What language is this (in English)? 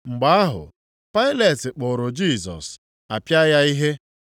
Igbo